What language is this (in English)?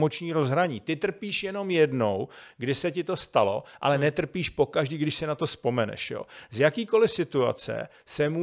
Czech